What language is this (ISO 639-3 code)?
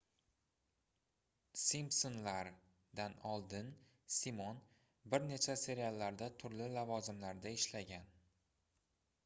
uzb